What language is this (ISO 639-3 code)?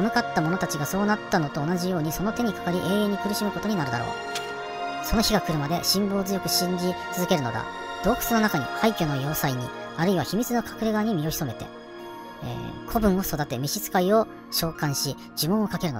jpn